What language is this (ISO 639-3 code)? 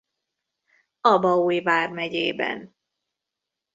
hun